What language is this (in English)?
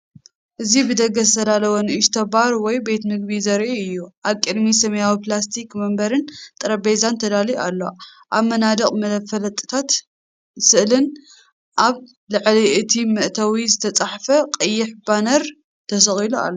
Tigrinya